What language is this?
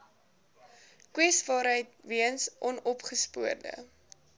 Afrikaans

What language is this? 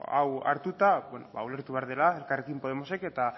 Basque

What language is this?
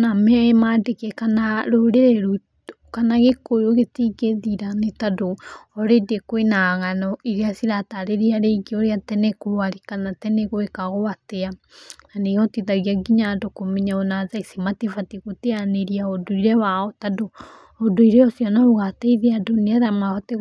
Kikuyu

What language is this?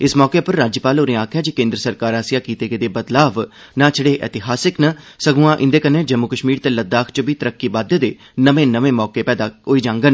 Dogri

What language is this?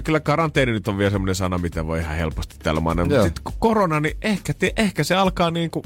Finnish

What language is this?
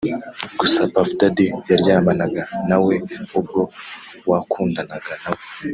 Kinyarwanda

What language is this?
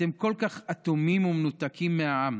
Hebrew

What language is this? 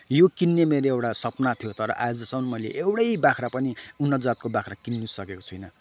Nepali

